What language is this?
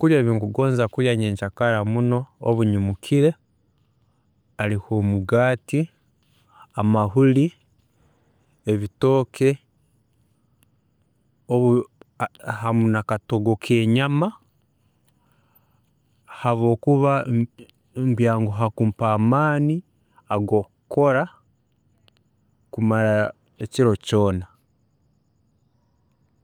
Tooro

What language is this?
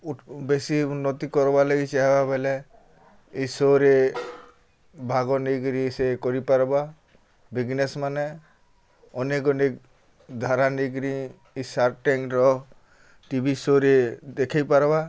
Odia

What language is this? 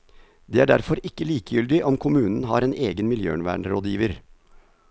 Norwegian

